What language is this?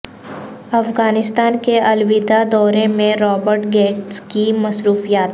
Urdu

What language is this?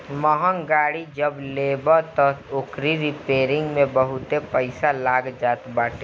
Bhojpuri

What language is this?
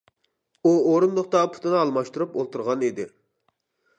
Uyghur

